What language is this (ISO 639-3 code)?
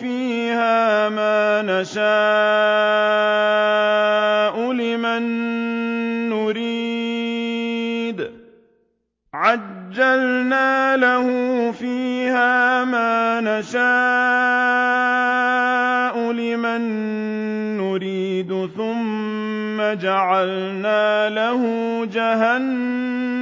ara